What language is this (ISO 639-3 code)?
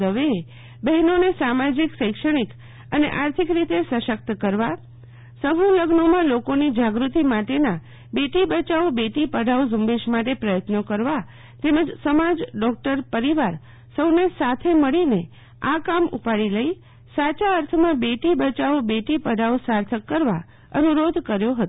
guj